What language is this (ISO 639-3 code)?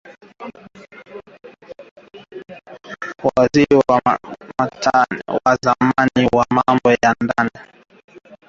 swa